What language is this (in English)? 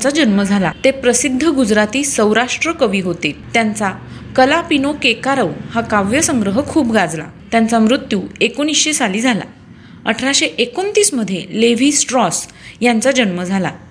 Marathi